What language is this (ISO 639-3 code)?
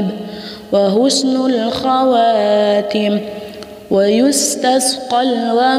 ara